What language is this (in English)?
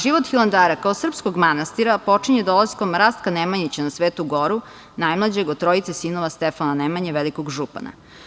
Serbian